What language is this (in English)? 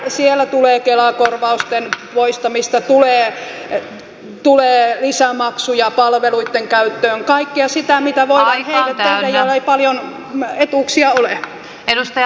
Finnish